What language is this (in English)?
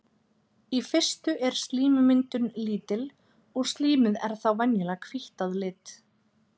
Icelandic